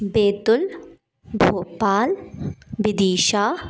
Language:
Hindi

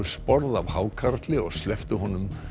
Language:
Icelandic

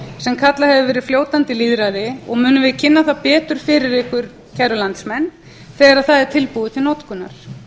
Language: Icelandic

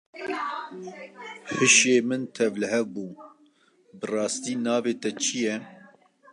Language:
Kurdish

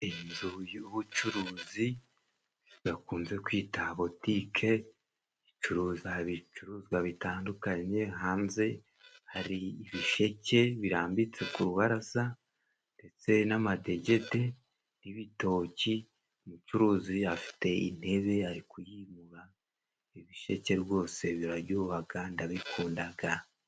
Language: Kinyarwanda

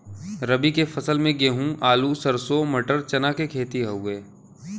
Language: Bhojpuri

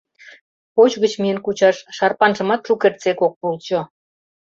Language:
Mari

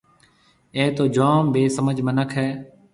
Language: Marwari (Pakistan)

